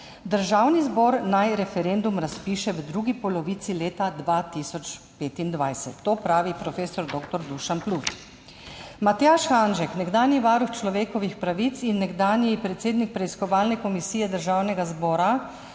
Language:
Slovenian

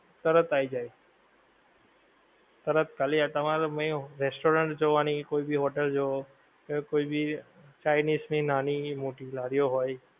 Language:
Gujarati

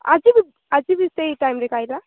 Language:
Odia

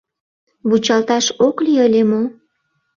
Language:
Mari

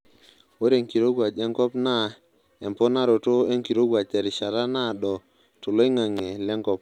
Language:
Masai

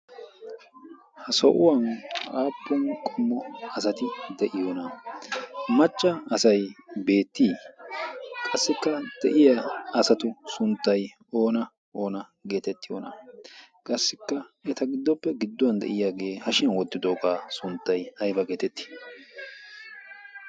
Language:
Wolaytta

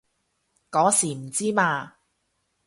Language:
Cantonese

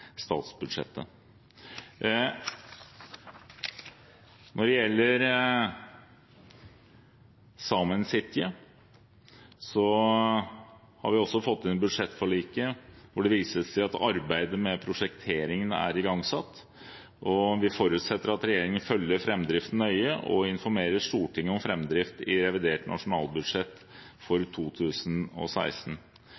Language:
Norwegian Bokmål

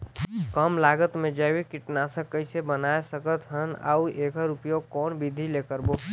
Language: Chhattisgarhi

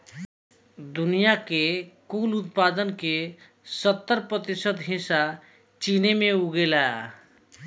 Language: Bhojpuri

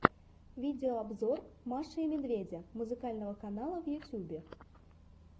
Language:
Russian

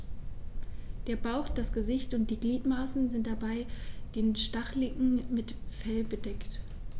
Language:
German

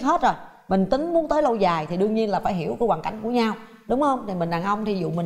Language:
Vietnamese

